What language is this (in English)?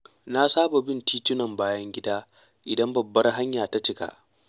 Hausa